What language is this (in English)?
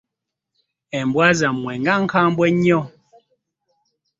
Ganda